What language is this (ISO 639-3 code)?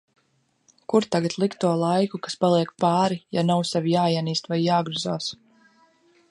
lav